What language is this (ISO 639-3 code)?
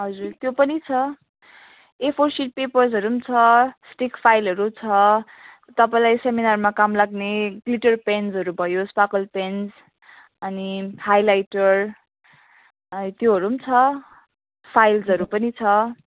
nep